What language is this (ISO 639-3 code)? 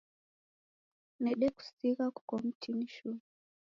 dav